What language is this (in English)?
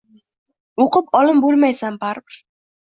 Uzbek